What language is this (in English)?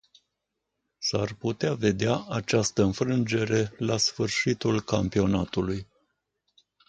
Romanian